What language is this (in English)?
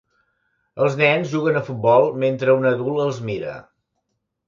Catalan